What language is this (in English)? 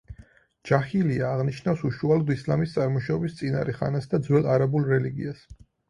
Georgian